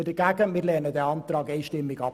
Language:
Swiss German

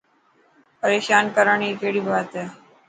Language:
Dhatki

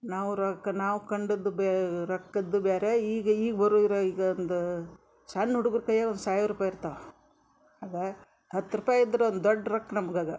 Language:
Kannada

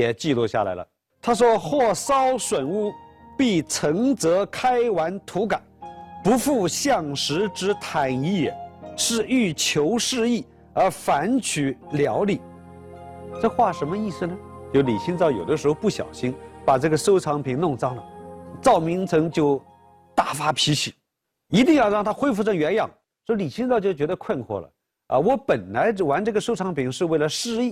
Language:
Chinese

